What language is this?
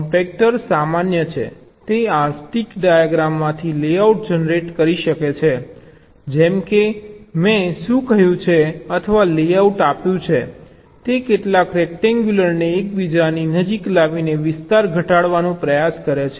Gujarati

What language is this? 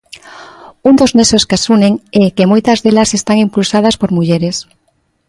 Galician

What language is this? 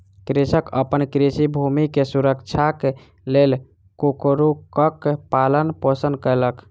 Maithili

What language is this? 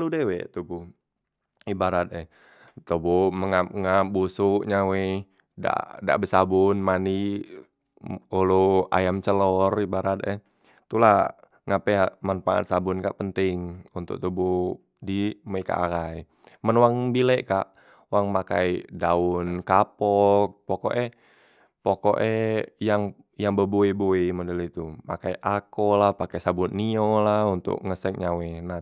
Musi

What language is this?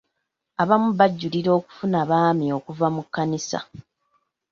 Ganda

